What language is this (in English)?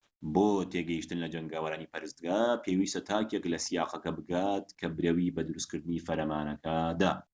Central Kurdish